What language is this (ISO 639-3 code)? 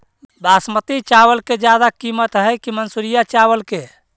mag